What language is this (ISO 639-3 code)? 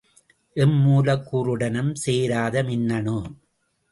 tam